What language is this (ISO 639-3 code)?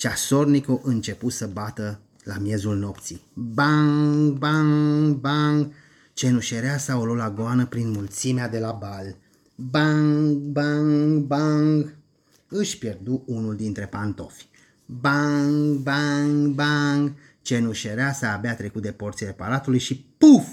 ron